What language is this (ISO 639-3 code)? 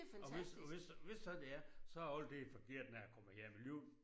dan